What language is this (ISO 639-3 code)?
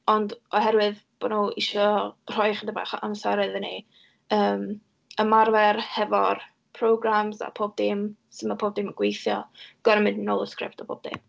cym